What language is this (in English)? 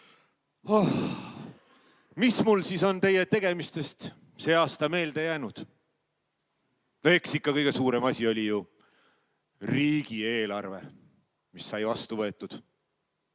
Estonian